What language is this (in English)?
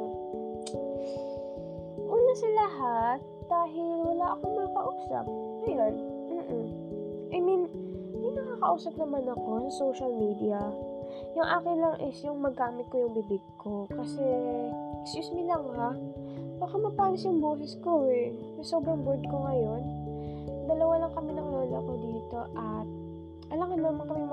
Filipino